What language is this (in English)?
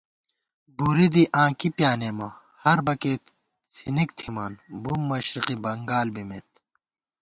Gawar-Bati